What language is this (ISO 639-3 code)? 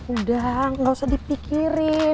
ind